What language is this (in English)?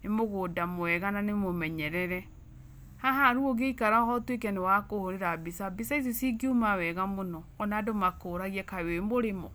Kikuyu